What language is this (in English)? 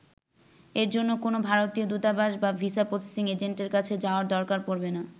Bangla